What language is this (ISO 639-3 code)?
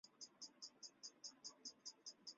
zho